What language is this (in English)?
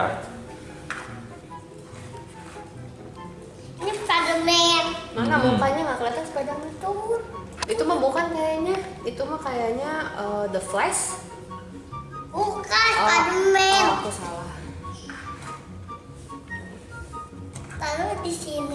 Indonesian